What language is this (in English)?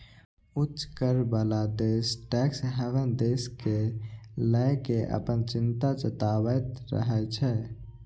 Maithili